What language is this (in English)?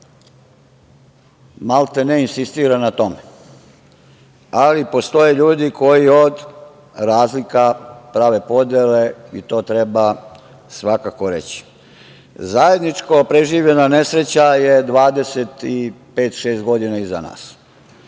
Serbian